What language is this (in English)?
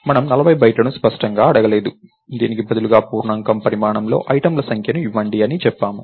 Telugu